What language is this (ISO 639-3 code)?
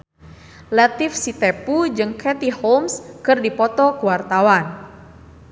sun